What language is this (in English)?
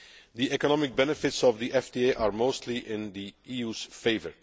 English